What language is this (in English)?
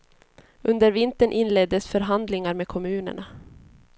Swedish